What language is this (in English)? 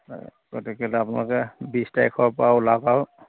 Assamese